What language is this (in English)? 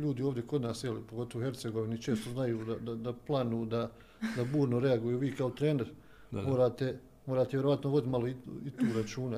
Croatian